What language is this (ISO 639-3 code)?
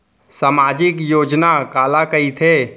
hne